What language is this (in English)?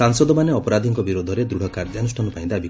Odia